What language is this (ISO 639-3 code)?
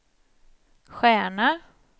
swe